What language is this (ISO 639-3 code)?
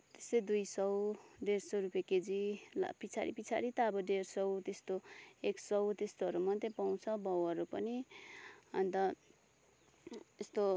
nep